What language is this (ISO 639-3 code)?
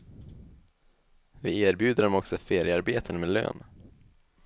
swe